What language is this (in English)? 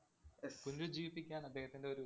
Malayalam